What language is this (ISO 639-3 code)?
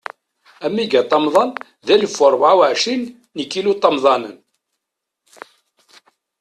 kab